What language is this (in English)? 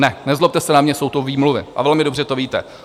Czech